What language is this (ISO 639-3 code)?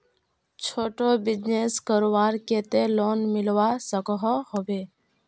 mag